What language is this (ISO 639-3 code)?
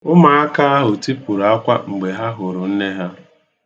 ibo